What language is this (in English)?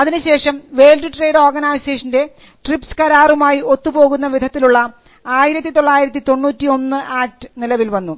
Malayalam